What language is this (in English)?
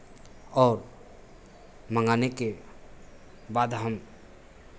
Hindi